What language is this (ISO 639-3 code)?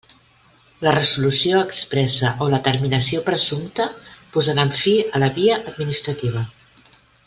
cat